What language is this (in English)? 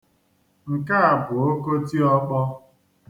Igbo